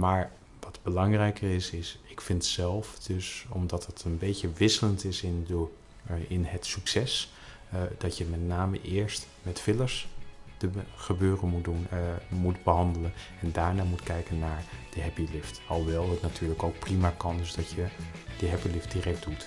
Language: Dutch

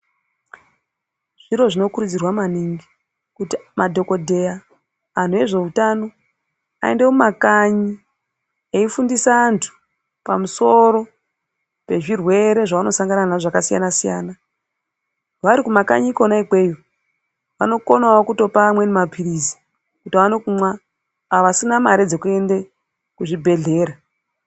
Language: Ndau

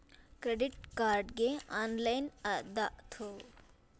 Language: Kannada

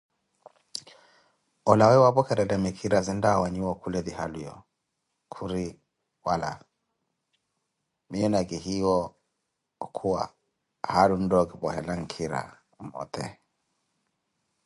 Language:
Koti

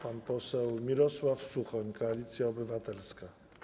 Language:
Polish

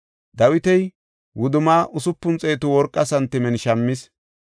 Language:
Gofa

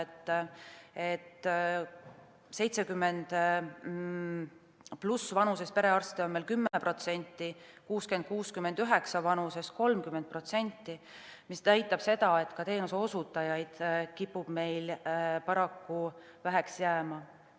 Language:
Estonian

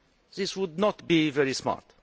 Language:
English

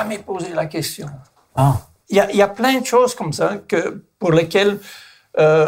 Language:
French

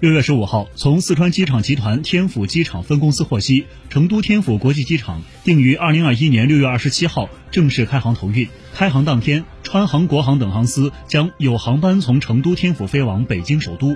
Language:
Chinese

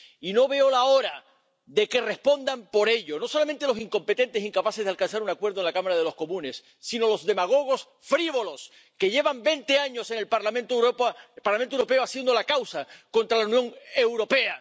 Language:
Spanish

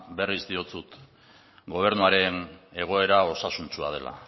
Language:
Basque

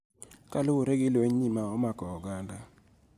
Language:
Luo (Kenya and Tanzania)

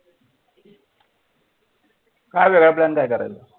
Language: Marathi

